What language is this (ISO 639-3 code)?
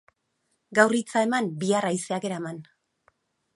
eus